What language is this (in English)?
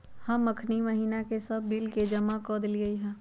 Magahi